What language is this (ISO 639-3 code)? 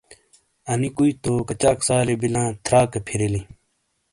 scl